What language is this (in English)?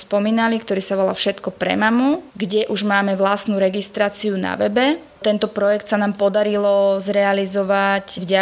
Slovak